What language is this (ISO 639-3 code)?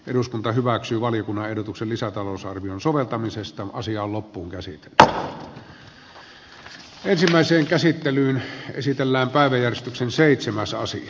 fin